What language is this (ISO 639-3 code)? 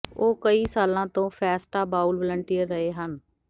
pan